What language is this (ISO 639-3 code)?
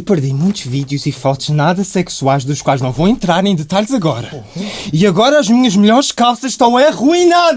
por